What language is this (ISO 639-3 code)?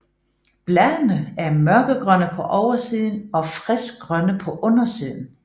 dan